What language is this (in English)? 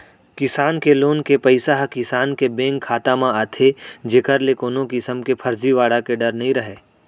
Chhattisgarhi